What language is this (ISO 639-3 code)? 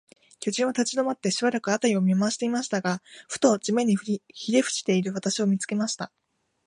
jpn